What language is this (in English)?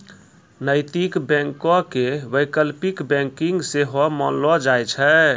Maithili